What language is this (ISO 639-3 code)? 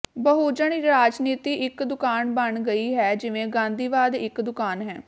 pan